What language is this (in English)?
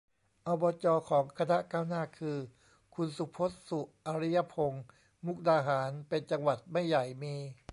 Thai